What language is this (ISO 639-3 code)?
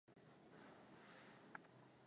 swa